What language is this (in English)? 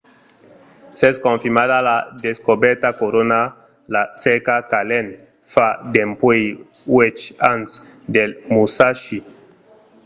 Occitan